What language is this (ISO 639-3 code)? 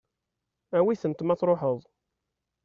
kab